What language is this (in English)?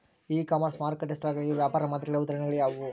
Kannada